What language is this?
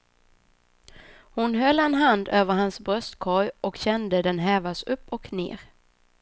Swedish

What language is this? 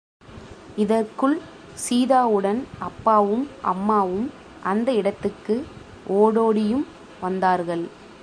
Tamil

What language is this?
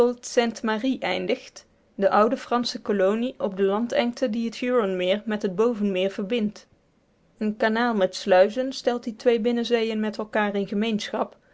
Dutch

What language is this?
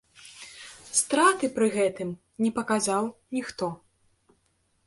Belarusian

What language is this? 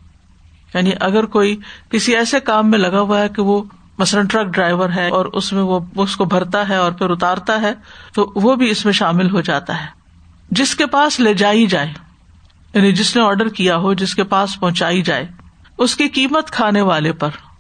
Urdu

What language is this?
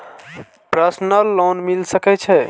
Maithili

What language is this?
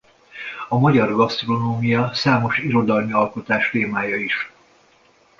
Hungarian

